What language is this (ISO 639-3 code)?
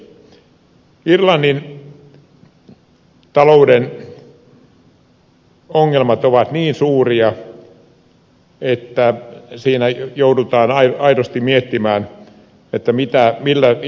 fin